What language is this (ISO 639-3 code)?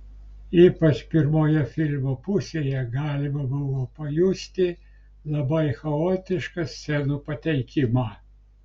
lit